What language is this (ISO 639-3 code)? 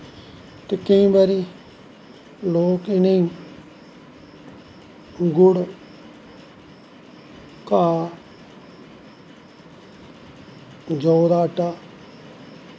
doi